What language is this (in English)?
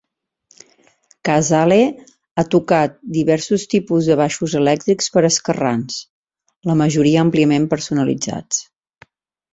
Catalan